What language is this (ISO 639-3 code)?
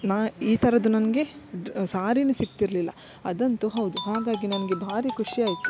kan